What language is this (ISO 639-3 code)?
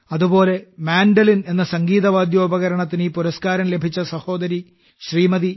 mal